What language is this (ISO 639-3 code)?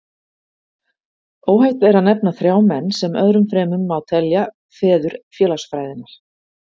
isl